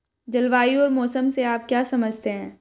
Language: Hindi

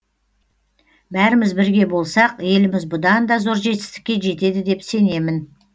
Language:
Kazakh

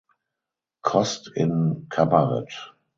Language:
German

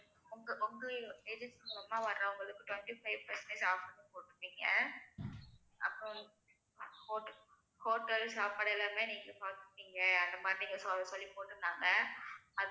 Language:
Tamil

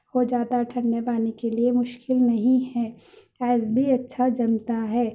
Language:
Urdu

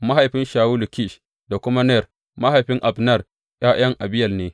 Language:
Hausa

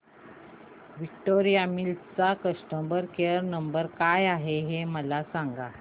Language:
Marathi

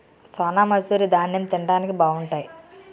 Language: Telugu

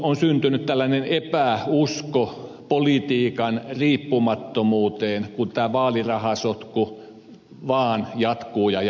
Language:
Finnish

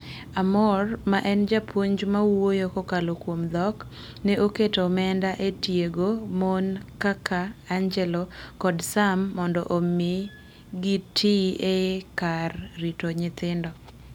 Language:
Luo (Kenya and Tanzania)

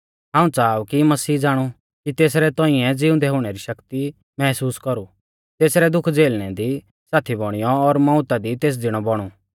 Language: Mahasu Pahari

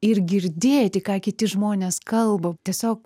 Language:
Lithuanian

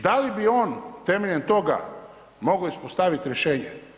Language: Croatian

